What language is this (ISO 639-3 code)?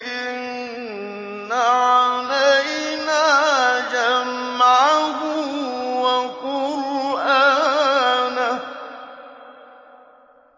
ara